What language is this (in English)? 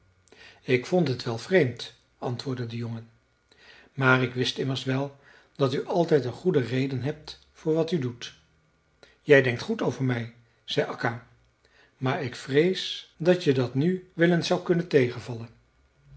Dutch